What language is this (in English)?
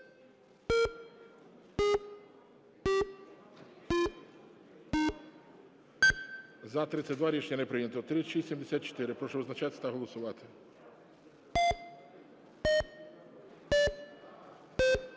Ukrainian